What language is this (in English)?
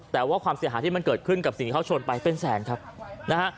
Thai